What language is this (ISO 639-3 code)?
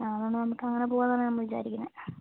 mal